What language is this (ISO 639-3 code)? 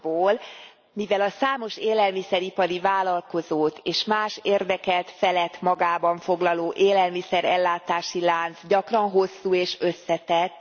hun